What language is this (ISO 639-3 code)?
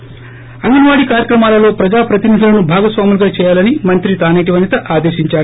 tel